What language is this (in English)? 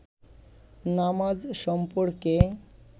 Bangla